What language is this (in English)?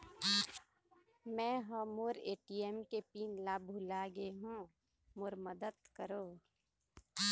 Chhattisgarhi